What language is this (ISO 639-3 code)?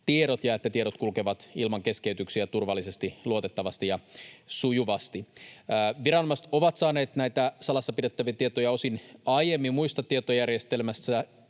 fin